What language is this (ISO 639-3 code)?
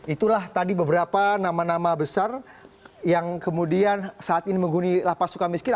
ind